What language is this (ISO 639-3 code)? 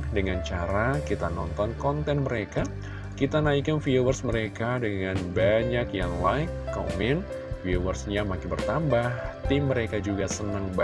ind